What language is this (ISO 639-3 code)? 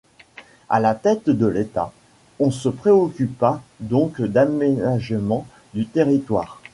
fra